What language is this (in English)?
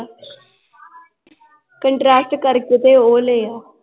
Punjabi